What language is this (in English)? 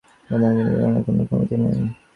Bangla